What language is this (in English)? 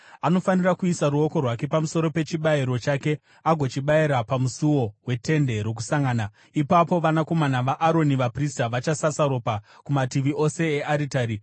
Shona